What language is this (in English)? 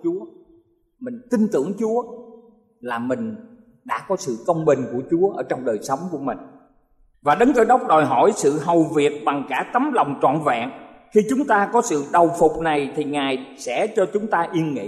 Vietnamese